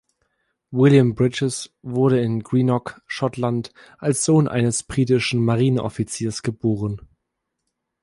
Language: German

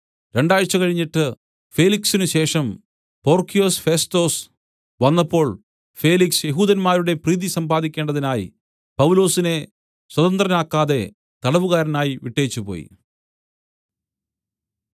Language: Malayalam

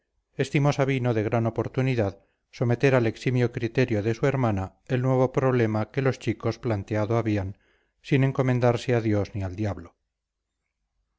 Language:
Spanish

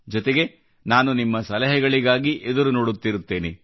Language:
Kannada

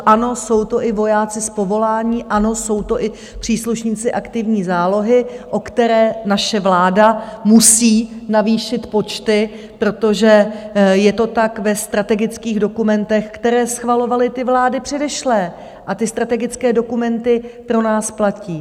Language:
Czech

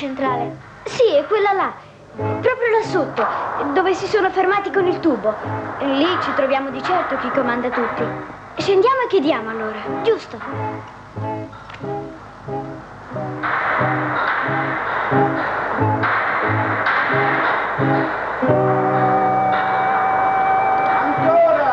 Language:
Italian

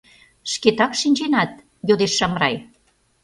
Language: Mari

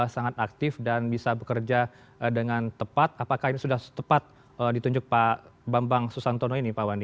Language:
Indonesian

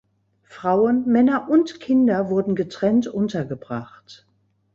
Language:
German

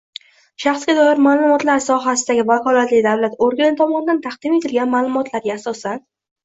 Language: Uzbek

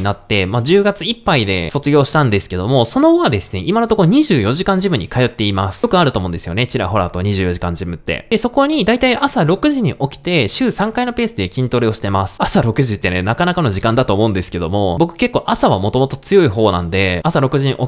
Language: Japanese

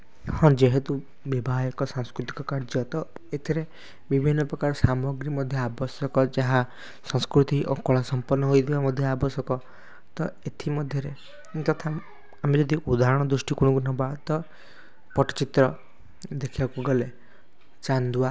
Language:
Odia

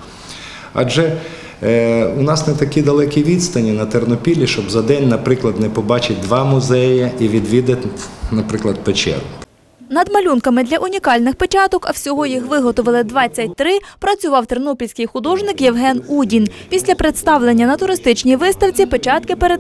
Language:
Ukrainian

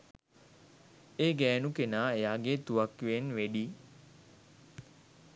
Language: Sinhala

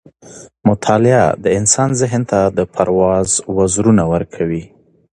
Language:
Pashto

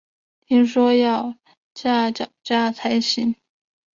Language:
Chinese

